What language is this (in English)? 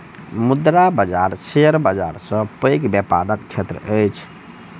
Maithili